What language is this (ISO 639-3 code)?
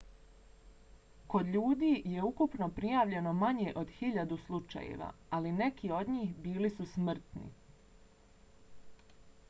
bos